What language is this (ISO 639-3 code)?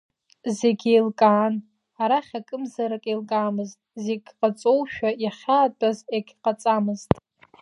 abk